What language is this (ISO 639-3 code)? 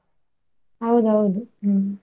kan